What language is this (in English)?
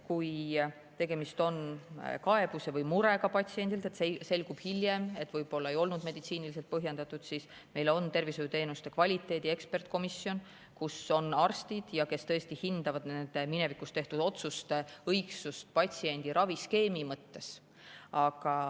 Estonian